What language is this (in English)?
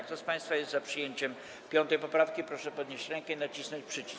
Polish